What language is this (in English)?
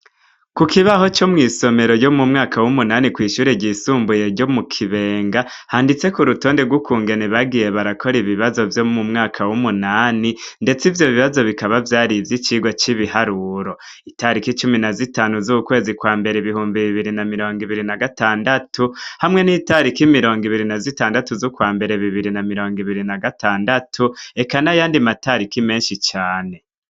Rundi